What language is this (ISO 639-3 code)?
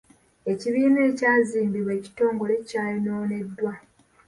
lug